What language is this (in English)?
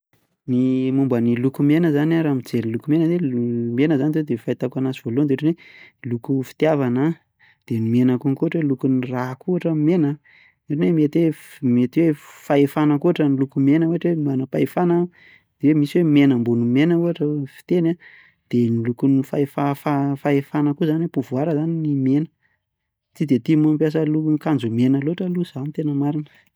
Malagasy